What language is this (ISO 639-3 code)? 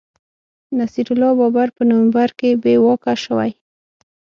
pus